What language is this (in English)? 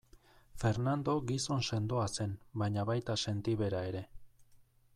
Basque